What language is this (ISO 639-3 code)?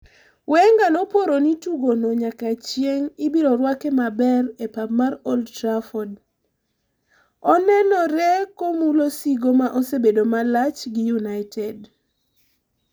luo